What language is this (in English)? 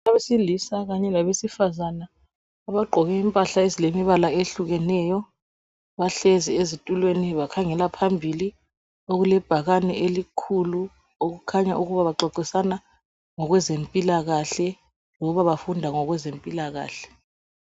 North Ndebele